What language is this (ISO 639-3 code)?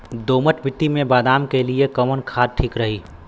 bho